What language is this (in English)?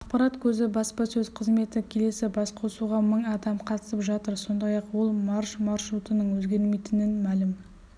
Kazakh